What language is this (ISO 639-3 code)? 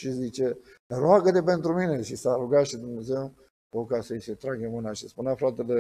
ron